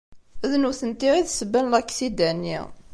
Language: Kabyle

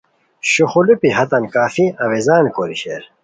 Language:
Khowar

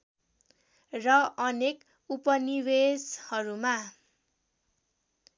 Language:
Nepali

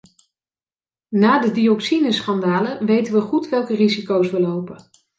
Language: Dutch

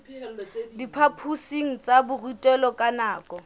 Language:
Southern Sotho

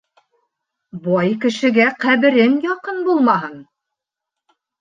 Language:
Bashkir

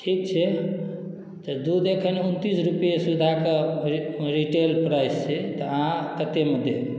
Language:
Maithili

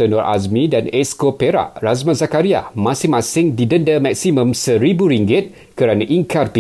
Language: Malay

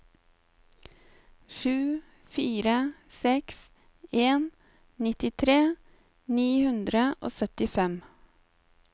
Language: Norwegian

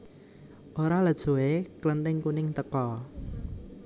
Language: Javanese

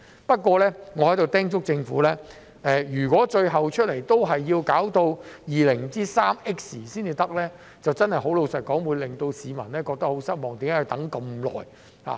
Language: Cantonese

